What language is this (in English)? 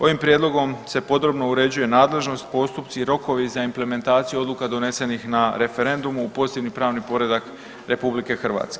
Croatian